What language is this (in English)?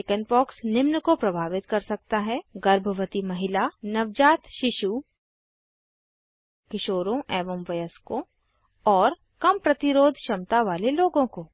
Hindi